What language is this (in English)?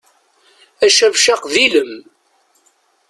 Kabyle